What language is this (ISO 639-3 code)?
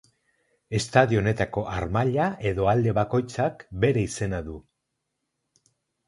eus